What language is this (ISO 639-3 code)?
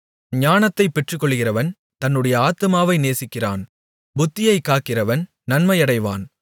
tam